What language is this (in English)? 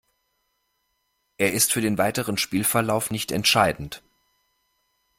German